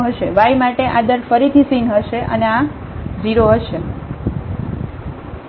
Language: Gujarati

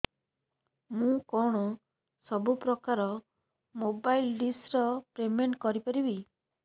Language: Odia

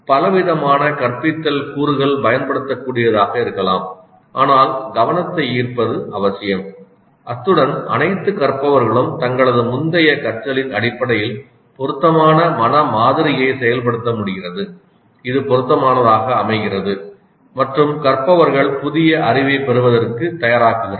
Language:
Tamil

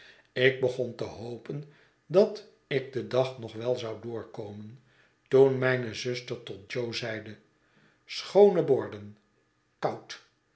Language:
Dutch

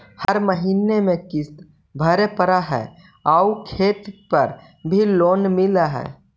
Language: Magahi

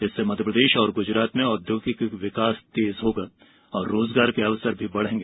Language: Hindi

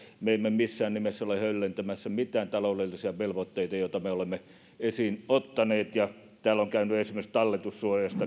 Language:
Finnish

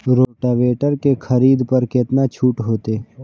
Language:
Maithili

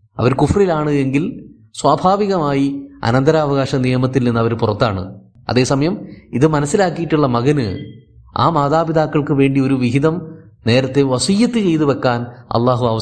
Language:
Malayalam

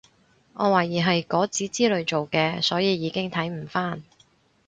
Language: Cantonese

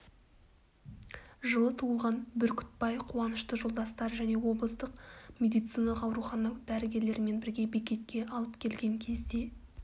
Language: Kazakh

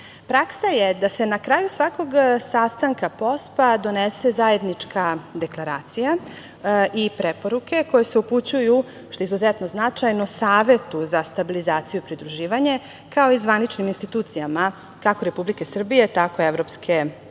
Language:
Serbian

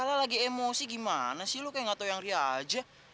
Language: Indonesian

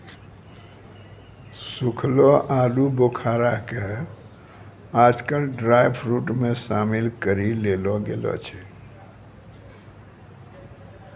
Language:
Maithili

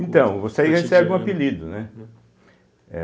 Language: Portuguese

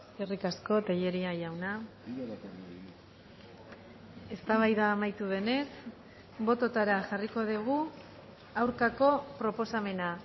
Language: Basque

